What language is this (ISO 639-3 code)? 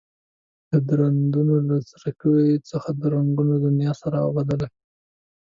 pus